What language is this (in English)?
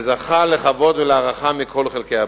Hebrew